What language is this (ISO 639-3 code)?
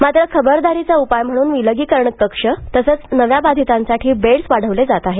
mar